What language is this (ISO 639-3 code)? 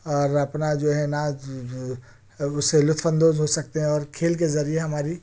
urd